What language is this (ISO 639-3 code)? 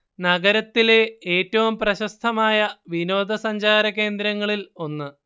mal